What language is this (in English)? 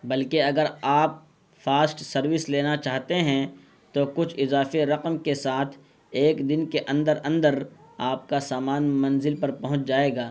Urdu